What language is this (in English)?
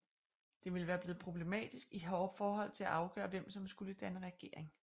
Danish